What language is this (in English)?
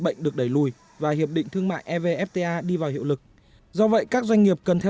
Vietnamese